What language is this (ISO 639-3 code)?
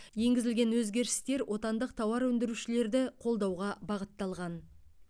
kaz